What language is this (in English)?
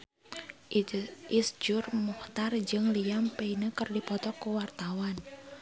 Sundanese